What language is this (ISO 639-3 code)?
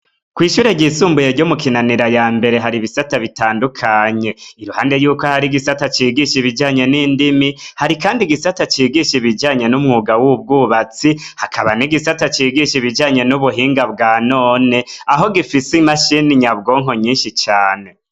run